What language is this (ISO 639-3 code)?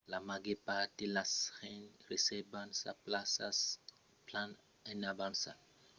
oci